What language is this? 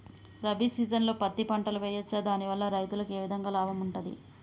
Telugu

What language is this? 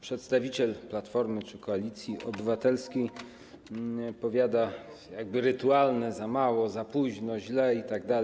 Polish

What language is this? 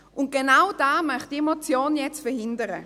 Swiss German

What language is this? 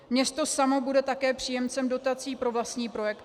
Czech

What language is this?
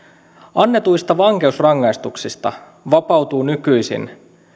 Finnish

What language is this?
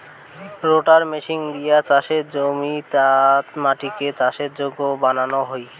Bangla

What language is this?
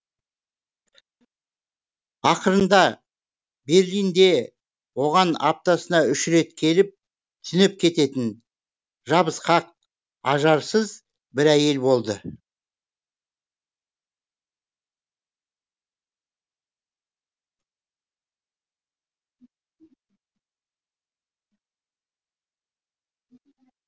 Kazakh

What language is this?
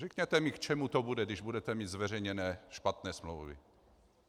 Czech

